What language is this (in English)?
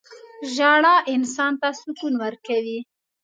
Pashto